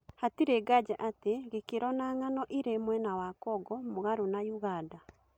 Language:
Kikuyu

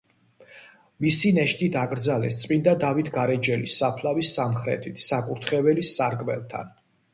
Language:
Georgian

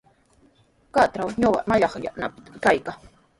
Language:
Sihuas Ancash Quechua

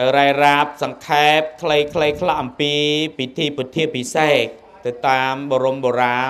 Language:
Thai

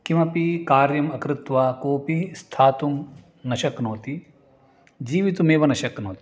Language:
Sanskrit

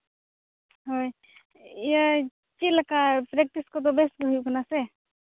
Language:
Santali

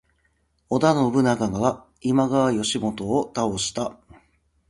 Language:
Japanese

